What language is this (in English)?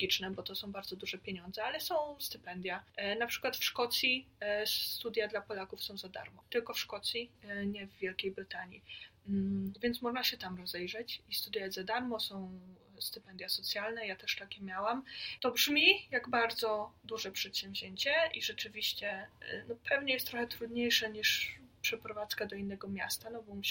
Polish